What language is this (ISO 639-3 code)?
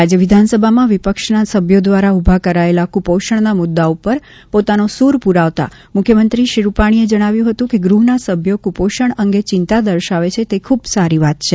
guj